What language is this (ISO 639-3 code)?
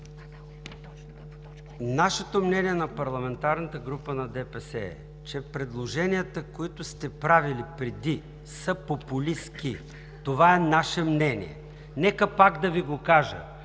bul